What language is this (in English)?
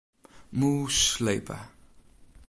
Western Frisian